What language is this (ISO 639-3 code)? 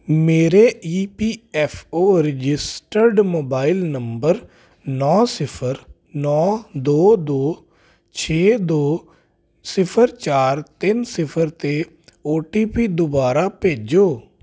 pan